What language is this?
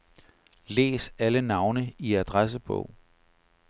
Danish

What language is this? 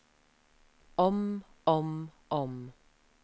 Norwegian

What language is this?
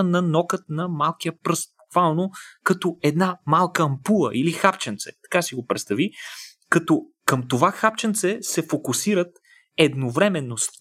Bulgarian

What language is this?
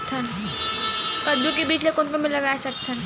Chhattisgarhi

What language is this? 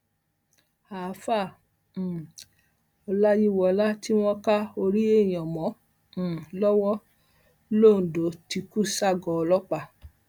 Yoruba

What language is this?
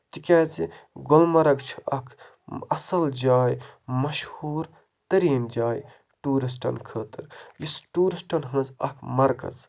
Kashmiri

